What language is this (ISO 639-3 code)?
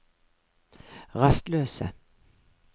nor